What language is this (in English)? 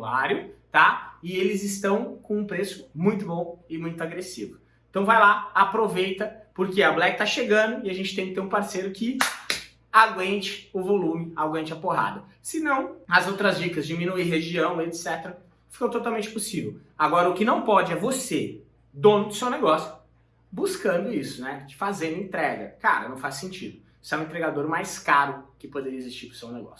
Portuguese